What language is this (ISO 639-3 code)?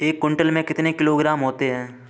hin